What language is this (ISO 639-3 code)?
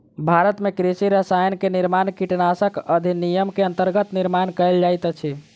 mai